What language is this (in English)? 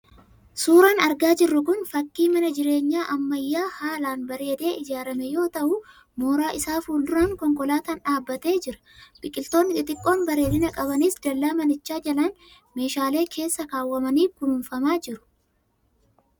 Oromo